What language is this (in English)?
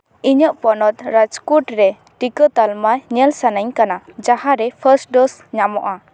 Santali